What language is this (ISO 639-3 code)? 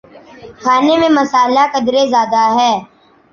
urd